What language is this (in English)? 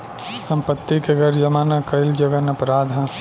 Bhojpuri